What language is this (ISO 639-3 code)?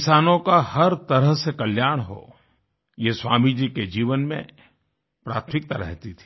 hin